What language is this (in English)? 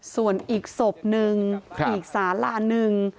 Thai